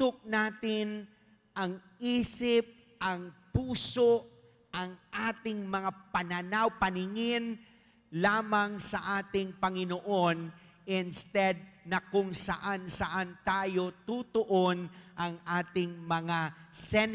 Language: Filipino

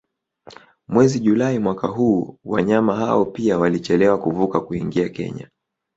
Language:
Swahili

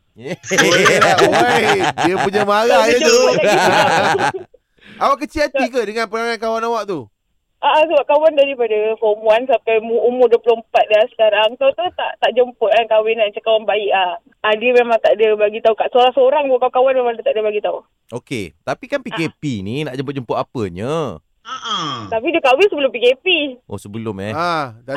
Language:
Malay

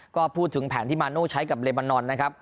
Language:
Thai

